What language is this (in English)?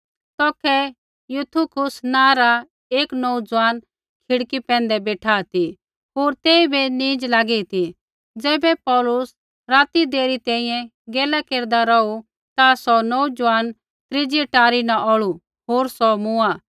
Kullu Pahari